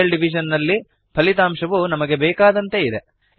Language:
Kannada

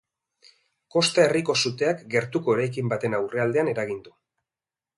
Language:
Basque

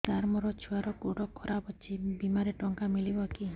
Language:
Odia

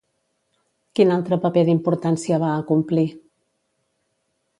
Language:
Catalan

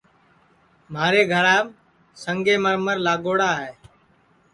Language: Sansi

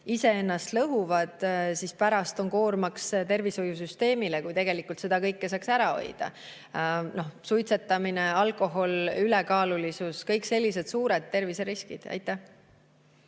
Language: Estonian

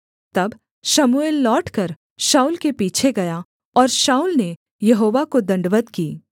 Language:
Hindi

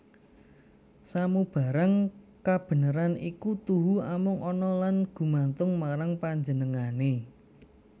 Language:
Javanese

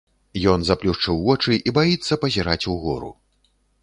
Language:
Belarusian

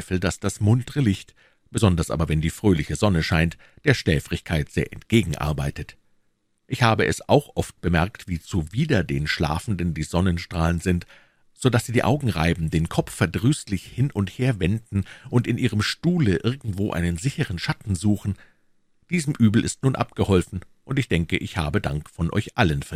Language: German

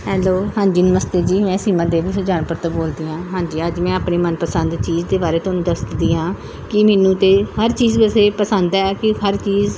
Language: Punjabi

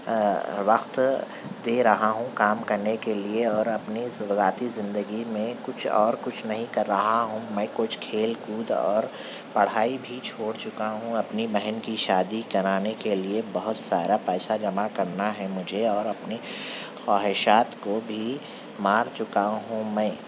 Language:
Urdu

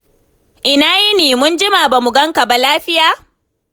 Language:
Hausa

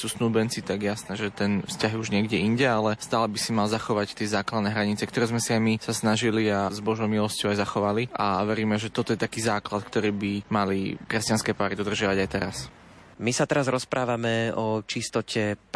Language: Slovak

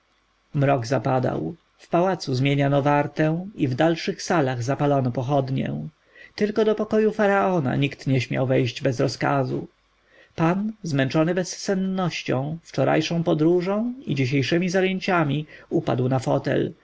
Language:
Polish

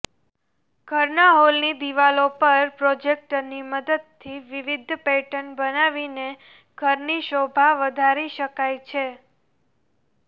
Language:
Gujarati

